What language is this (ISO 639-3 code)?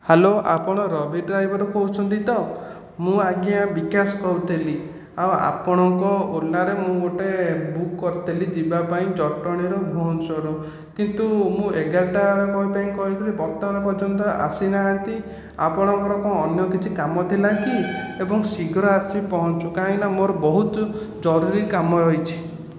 ori